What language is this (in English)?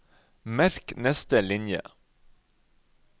Norwegian